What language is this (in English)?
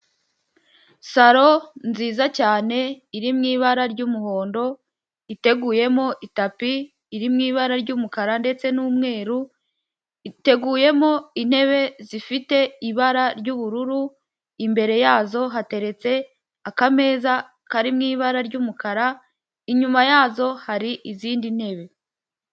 Kinyarwanda